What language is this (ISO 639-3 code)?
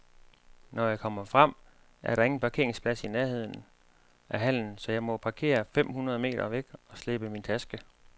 dan